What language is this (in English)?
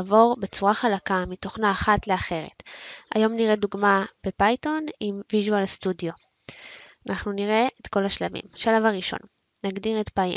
Hebrew